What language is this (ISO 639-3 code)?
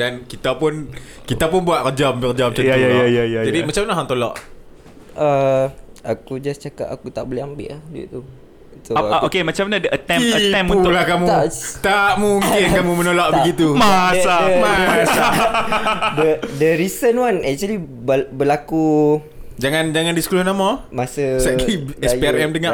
msa